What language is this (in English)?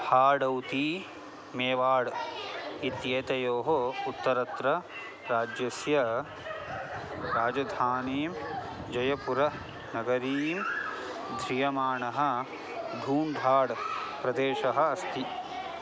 Sanskrit